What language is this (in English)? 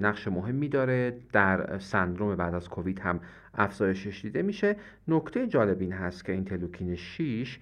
Persian